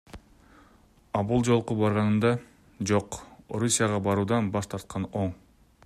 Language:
Kyrgyz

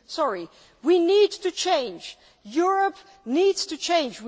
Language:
English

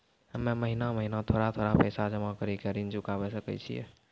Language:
Maithili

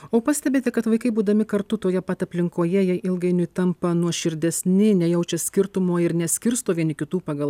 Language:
Lithuanian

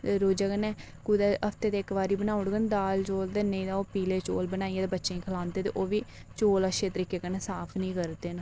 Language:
Dogri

